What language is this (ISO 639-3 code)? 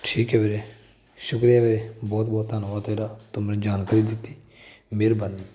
pan